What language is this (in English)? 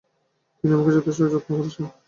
Bangla